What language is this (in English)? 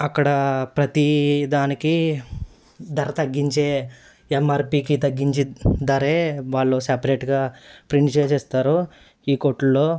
Telugu